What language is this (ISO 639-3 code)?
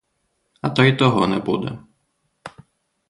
ukr